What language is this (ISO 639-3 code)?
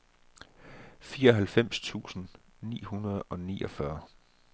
dan